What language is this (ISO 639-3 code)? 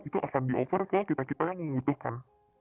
ind